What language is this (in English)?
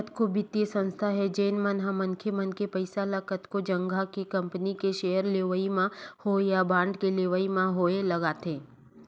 Chhattisgarhi